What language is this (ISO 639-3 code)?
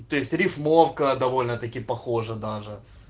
rus